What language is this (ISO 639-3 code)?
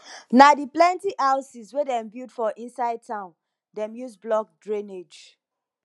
pcm